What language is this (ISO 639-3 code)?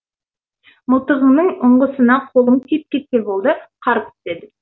kaz